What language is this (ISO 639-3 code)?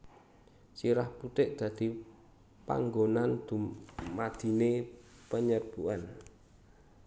jav